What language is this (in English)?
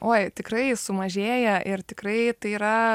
Lithuanian